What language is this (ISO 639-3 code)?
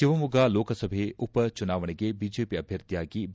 kan